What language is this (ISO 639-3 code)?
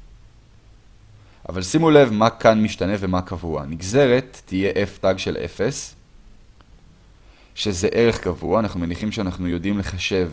heb